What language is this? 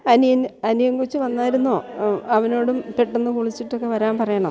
Malayalam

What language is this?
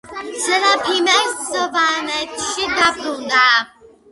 Georgian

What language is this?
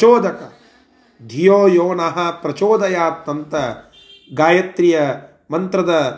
Kannada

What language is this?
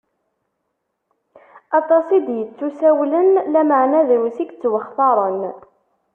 Kabyle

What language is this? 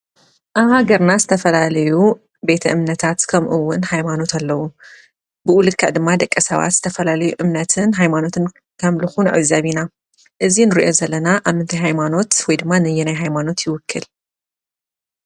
Tigrinya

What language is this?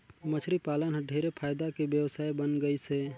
Chhattisgarhi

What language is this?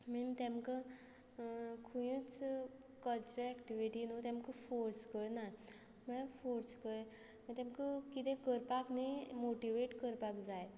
Konkani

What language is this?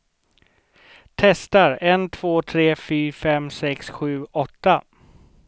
Swedish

